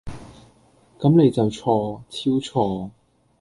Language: Cantonese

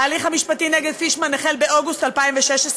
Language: Hebrew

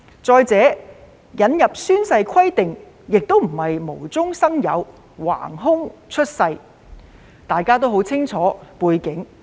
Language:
Cantonese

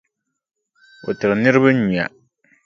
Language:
Dagbani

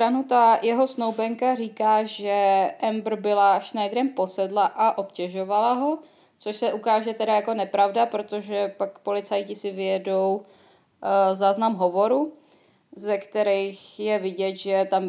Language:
Czech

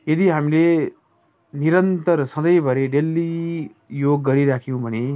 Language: Nepali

